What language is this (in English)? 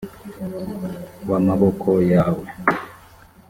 Kinyarwanda